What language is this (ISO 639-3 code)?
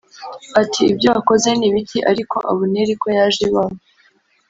kin